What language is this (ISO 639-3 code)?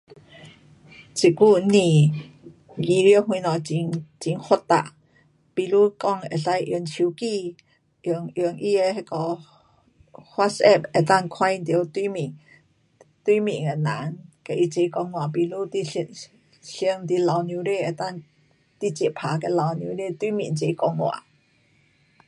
cpx